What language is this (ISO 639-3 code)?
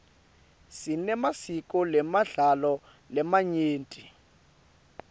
ssw